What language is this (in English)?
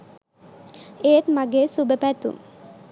Sinhala